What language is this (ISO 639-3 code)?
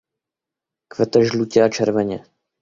ces